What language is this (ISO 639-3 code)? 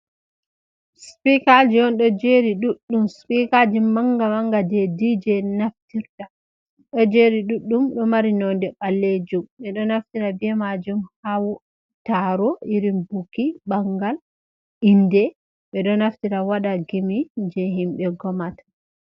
ful